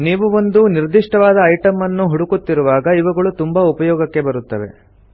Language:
Kannada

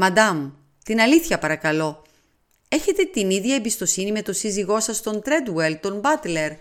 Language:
Greek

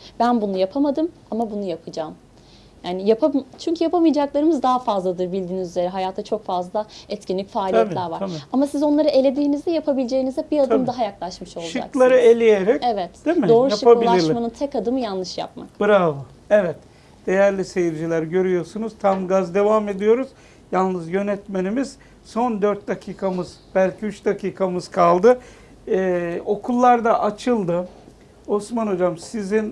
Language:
Turkish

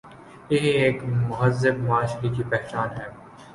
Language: Urdu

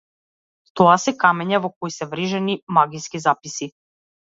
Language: Macedonian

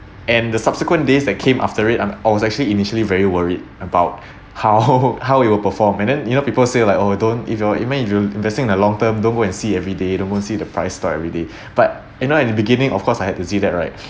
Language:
English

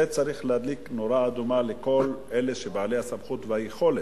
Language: Hebrew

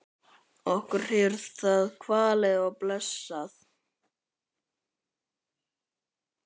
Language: Icelandic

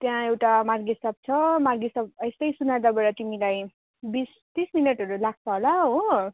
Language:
Nepali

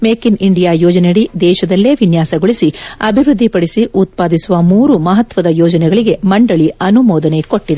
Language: Kannada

